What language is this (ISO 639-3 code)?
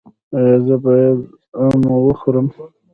pus